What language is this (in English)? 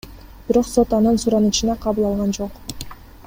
Kyrgyz